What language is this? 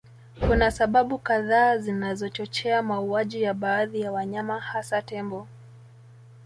Swahili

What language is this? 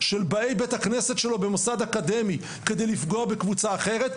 Hebrew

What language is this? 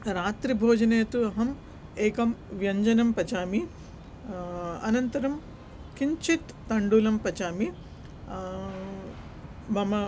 Sanskrit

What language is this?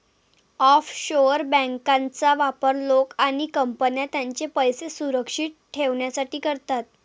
Marathi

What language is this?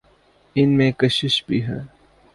Urdu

